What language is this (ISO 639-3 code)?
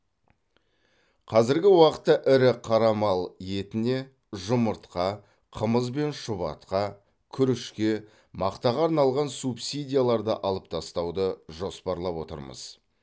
kaz